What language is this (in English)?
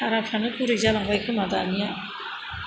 Bodo